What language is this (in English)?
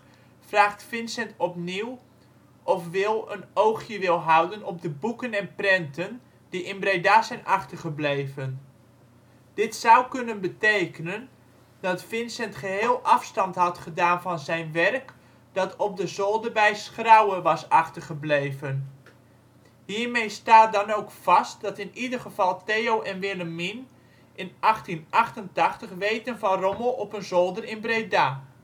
Dutch